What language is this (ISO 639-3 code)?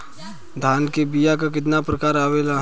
bho